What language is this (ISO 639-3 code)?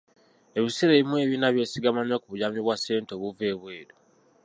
lug